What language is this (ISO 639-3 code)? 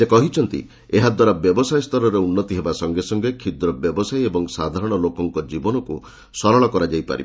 ori